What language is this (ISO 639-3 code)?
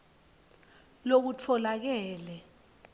ssw